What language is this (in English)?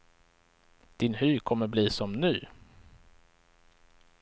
Swedish